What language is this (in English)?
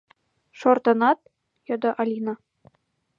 Mari